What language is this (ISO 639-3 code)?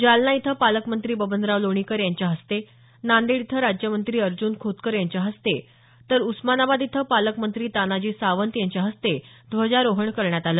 mar